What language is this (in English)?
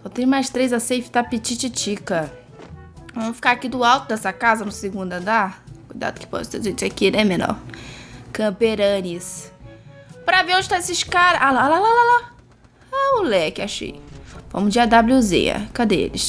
Portuguese